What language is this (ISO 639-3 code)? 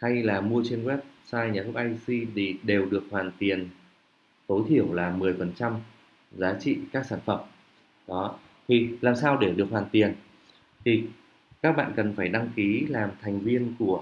vie